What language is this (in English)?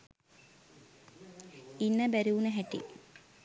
Sinhala